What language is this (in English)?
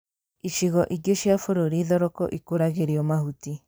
Kikuyu